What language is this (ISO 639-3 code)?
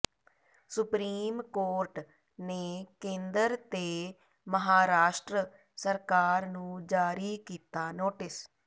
pan